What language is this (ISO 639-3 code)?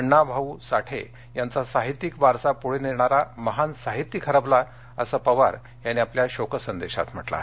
mar